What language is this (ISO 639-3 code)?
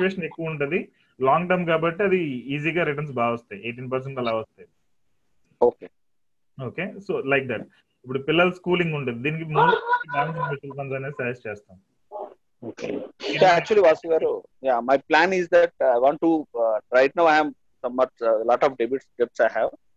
tel